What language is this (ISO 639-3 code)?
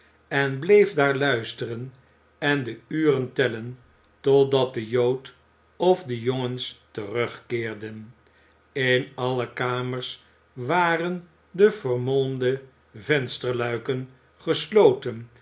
nld